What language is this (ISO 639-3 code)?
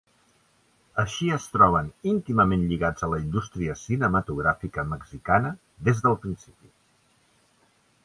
cat